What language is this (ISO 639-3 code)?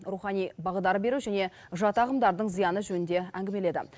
kaz